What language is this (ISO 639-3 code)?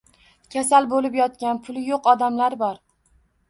uzb